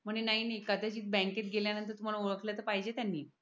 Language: Marathi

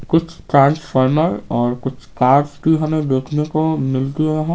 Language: Hindi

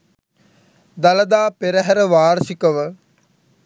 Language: Sinhala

